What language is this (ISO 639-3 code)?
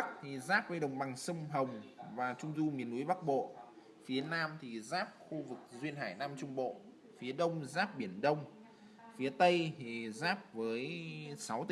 vie